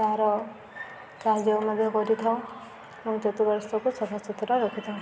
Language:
Odia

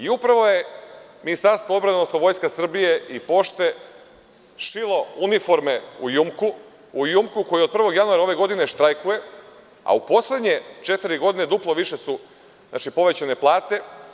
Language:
Serbian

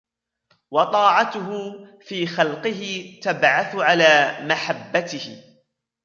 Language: Arabic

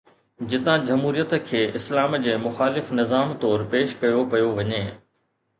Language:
Sindhi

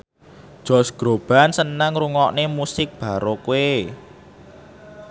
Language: Javanese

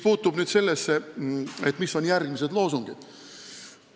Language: Estonian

